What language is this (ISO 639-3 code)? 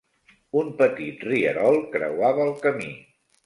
cat